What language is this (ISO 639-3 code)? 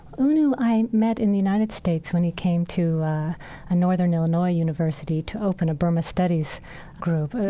eng